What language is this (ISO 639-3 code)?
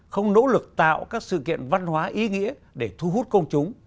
vie